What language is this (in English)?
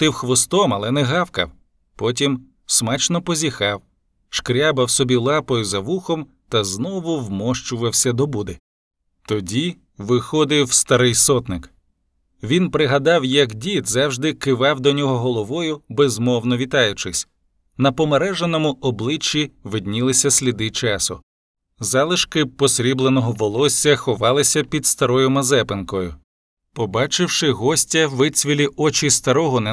Ukrainian